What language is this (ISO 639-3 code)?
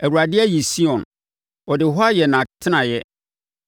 aka